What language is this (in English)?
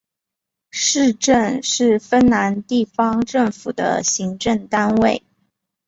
Chinese